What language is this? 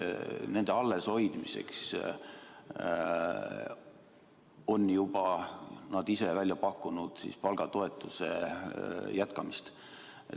Estonian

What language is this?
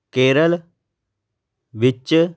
Punjabi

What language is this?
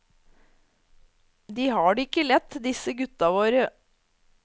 Norwegian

